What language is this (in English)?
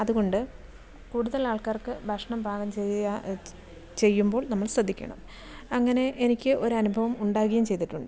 Malayalam